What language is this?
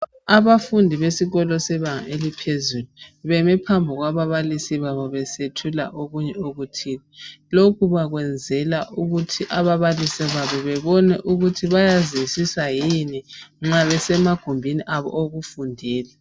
North Ndebele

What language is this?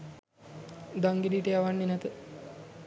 Sinhala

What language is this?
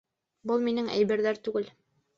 Bashkir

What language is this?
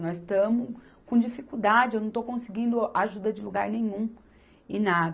Portuguese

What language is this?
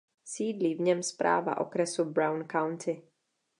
Czech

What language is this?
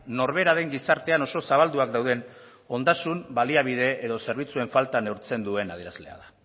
Basque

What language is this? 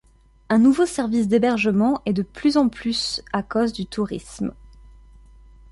French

